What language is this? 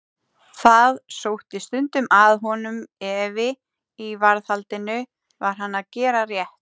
Icelandic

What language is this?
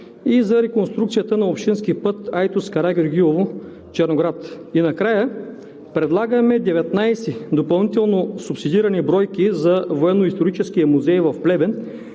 Bulgarian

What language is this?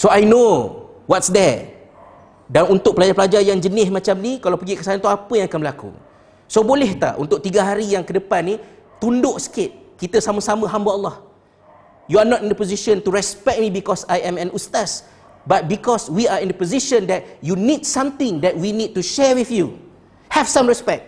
Malay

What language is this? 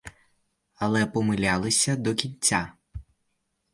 Ukrainian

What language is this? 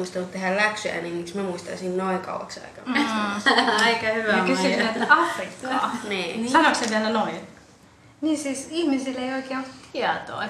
Finnish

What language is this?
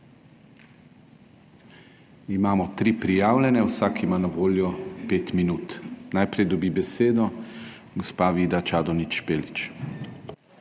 Slovenian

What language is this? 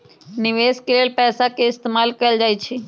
Magahi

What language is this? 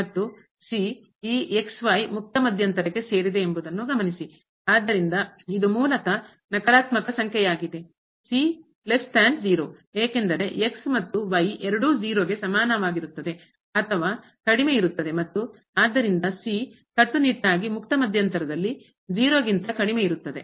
Kannada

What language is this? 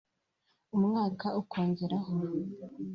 Kinyarwanda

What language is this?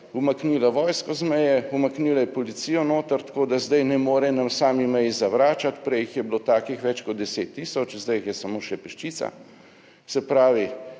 Slovenian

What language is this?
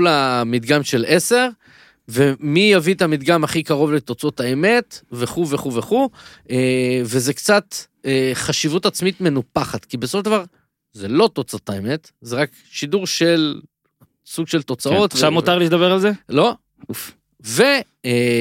Hebrew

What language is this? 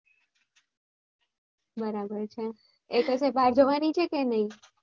Gujarati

